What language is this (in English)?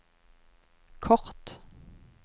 Norwegian